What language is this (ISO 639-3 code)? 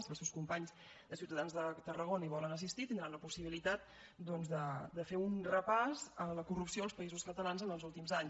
cat